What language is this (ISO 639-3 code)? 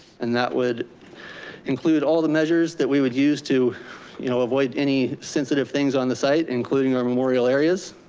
eng